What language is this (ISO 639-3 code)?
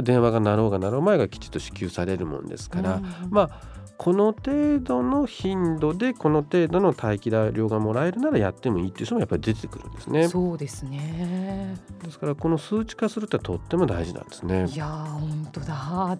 jpn